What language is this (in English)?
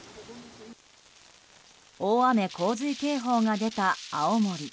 Japanese